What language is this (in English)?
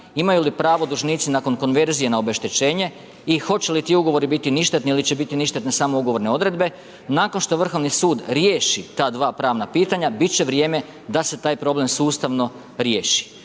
Croatian